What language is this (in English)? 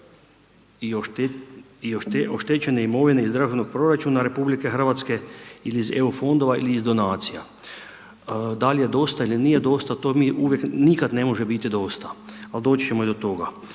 Croatian